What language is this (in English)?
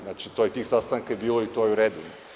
Serbian